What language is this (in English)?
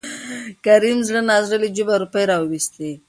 Pashto